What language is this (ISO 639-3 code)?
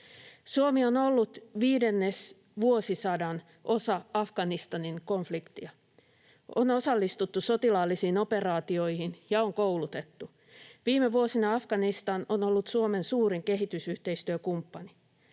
fin